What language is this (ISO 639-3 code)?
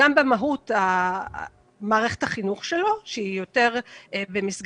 heb